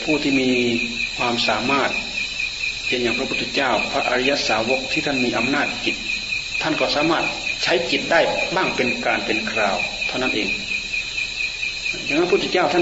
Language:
Thai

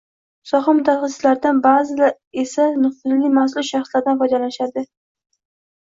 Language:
Uzbek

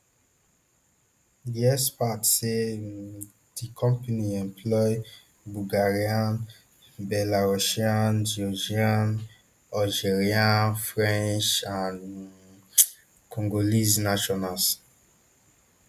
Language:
Nigerian Pidgin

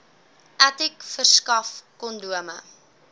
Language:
Afrikaans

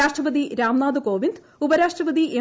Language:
Malayalam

